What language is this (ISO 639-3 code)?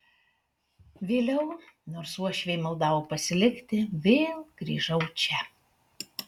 lit